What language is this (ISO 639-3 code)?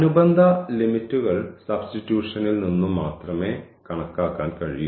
mal